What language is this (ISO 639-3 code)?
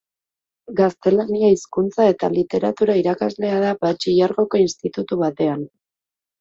eus